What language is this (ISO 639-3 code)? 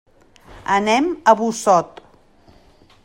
cat